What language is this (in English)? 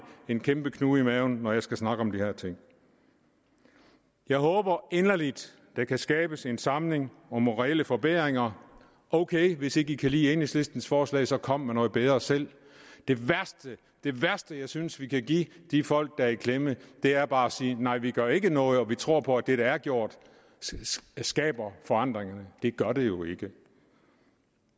Danish